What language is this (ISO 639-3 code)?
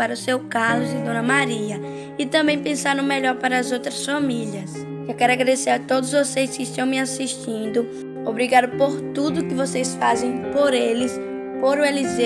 por